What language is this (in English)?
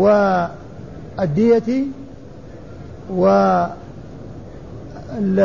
Arabic